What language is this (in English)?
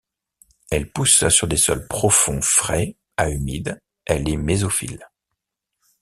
French